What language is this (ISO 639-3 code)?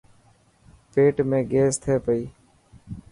mki